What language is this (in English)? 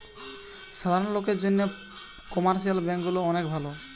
Bangla